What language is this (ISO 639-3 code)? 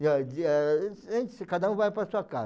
por